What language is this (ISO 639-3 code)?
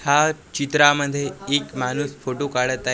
mar